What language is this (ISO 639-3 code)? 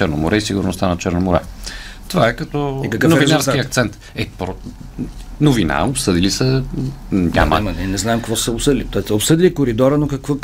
bul